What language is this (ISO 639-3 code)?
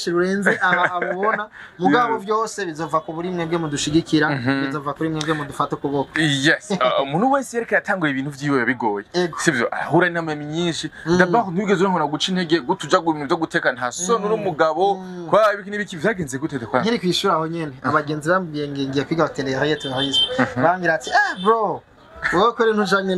ron